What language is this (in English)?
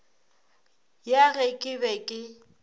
Northern Sotho